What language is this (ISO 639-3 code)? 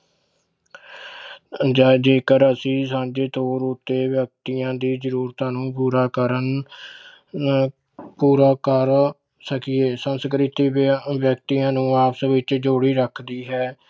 pan